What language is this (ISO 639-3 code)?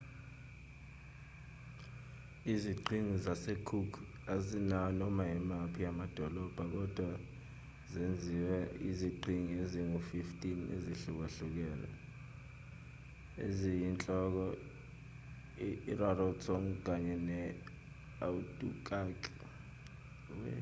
zul